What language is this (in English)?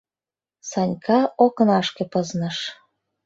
Mari